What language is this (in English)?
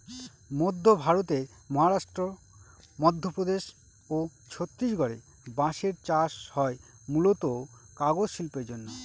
Bangla